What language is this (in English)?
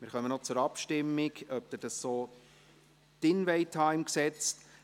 Swiss German